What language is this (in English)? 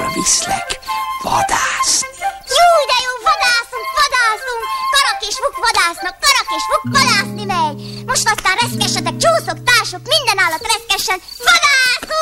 Hungarian